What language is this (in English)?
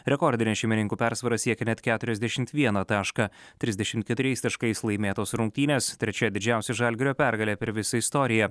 Lithuanian